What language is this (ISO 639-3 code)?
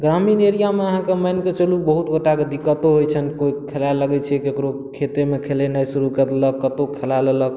mai